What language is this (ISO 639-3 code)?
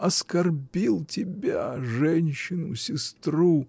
rus